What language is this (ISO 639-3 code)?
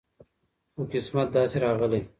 pus